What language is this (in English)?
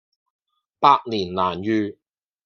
Cantonese